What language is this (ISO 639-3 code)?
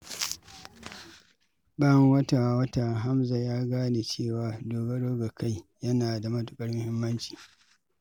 hau